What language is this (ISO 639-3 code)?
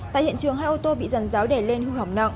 vie